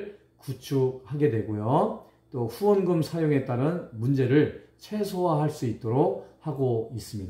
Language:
Korean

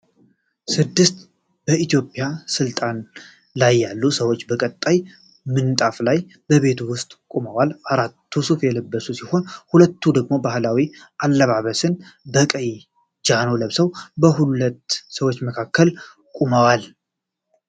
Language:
Amharic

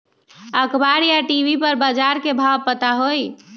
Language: Magahi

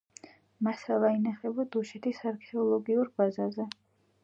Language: Georgian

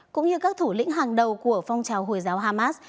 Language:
Vietnamese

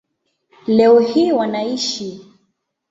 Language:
Swahili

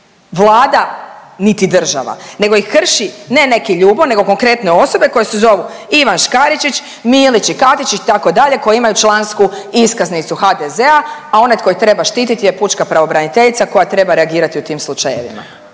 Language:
Croatian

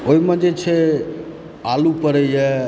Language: Maithili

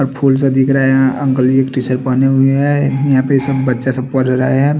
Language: Hindi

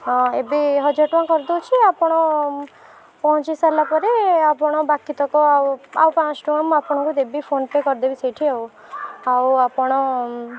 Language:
Odia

